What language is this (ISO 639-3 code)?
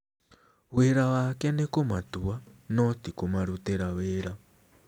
kik